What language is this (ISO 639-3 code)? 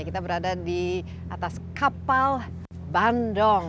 ind